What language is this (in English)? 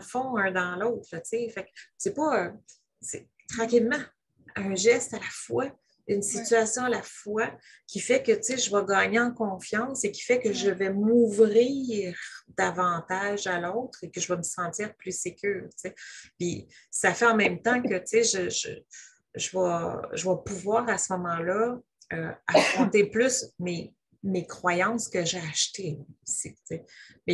French